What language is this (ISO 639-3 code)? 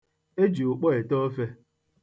ibo